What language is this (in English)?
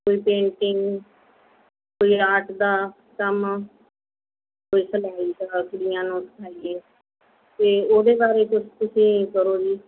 Punjabi